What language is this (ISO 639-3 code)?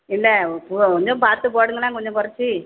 tam